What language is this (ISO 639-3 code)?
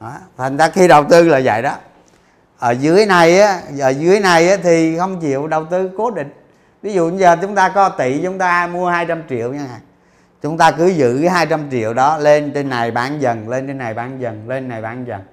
vie